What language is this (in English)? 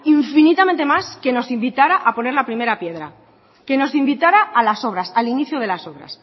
Spanish